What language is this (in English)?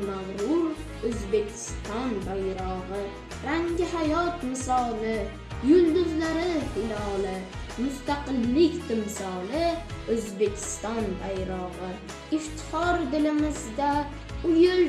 Turkish